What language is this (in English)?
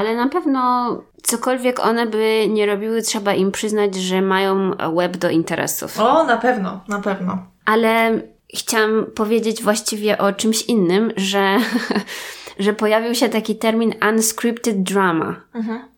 Polish